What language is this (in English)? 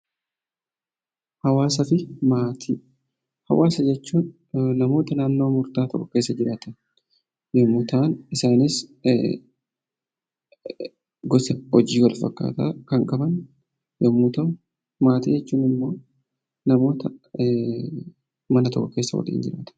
Oromo